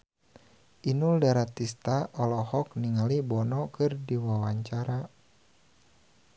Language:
Sundanese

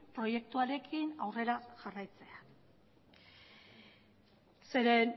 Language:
Basque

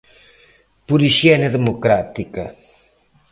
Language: Galician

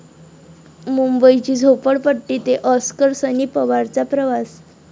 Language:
Marathi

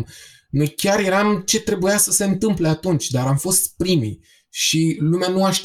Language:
Romanian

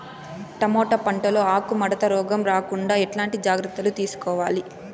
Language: Telugu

